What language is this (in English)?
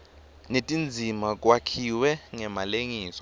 Swati